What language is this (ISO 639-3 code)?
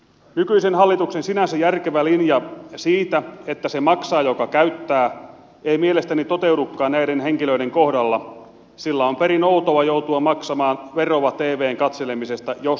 fin